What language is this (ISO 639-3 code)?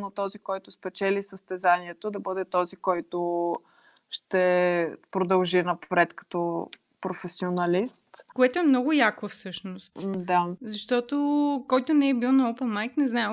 bul